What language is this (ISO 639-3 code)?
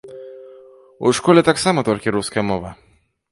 bel